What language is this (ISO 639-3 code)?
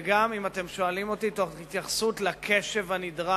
heb